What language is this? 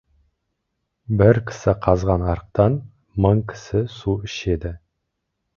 Kazakh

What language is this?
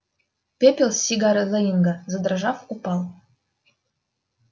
Russian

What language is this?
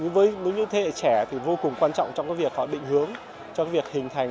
Vietnamese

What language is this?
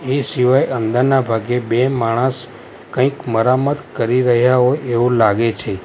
Gujarati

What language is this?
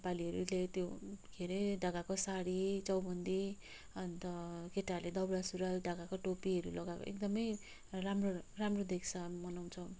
Nepali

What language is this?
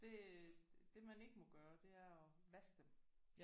Danish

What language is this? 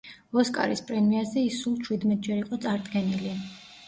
Georgian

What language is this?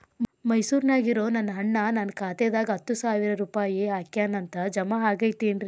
Kannada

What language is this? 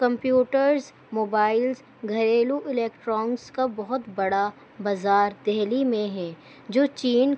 Urdu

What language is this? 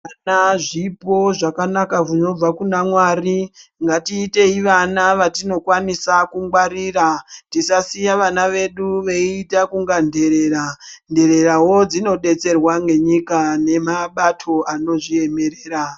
Ndau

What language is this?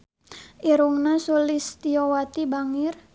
Sundanese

